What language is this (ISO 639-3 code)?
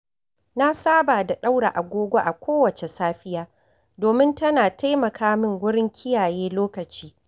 hau